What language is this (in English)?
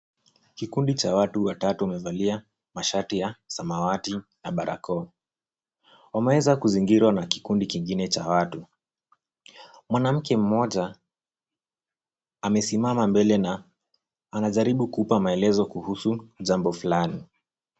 Swahili